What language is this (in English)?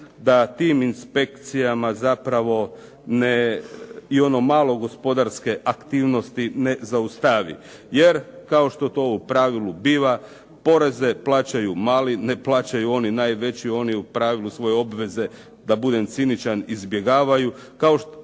Croatian